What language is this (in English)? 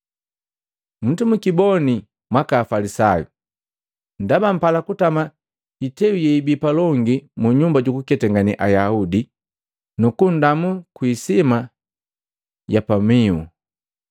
Matengo